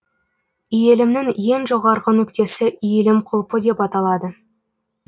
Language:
Kazakh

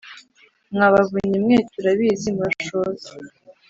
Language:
Kinyarwanda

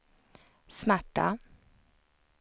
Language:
Swedish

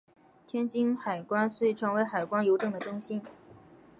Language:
Chinese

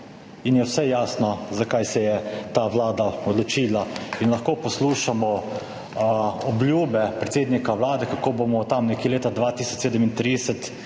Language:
Slovenian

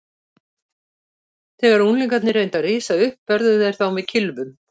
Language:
Icelandic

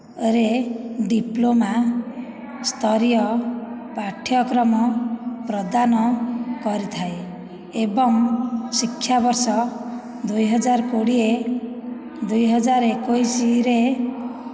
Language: Odia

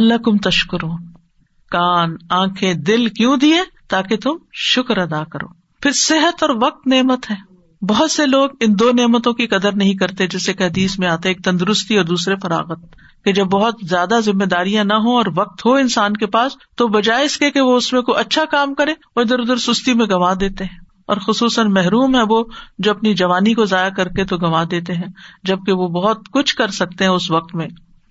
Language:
Urdu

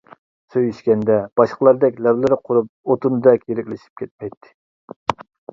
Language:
Uyghur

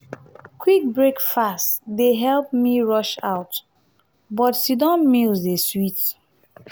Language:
Nigerian Pidgin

